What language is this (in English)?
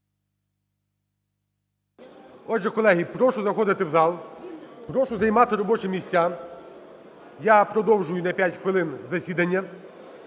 Ukrainian